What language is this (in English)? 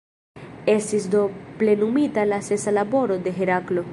Esperanto